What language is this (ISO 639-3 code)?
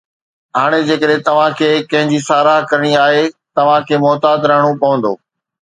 snd